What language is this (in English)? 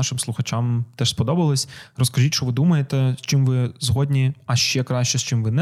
Ukrainian